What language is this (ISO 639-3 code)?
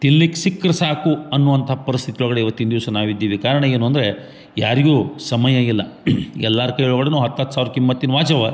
kan